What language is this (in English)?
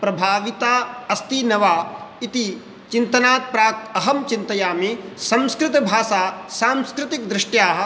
Sanskrit